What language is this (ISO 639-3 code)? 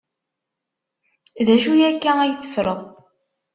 kab